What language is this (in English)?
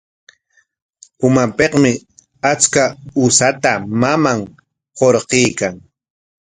Corongo Ancash Quechua